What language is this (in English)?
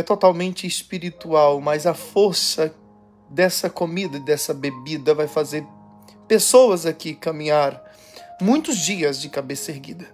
Portuguese